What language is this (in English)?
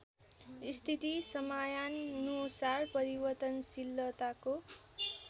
Nepali